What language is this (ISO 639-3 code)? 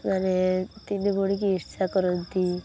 ori